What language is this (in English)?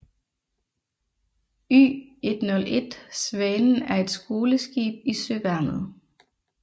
Danish